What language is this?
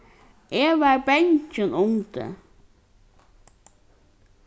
Faroese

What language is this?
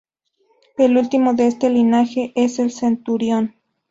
Spanish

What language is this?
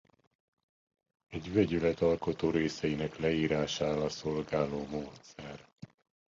Hungarian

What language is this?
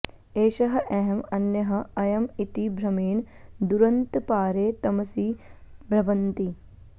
Sanskrit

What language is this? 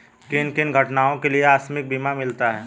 Hindi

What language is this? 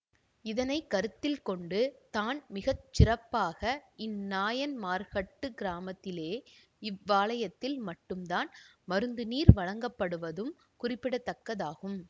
Tamil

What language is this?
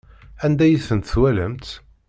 Kabyle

